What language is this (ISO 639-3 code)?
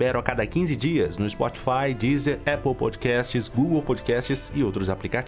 por